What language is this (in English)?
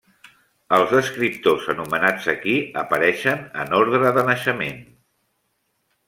Catalan